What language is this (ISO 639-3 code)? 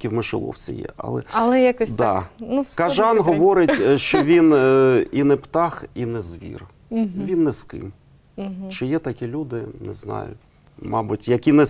ukr